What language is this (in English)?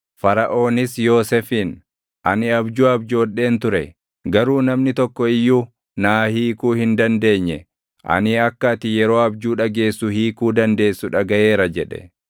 Oromo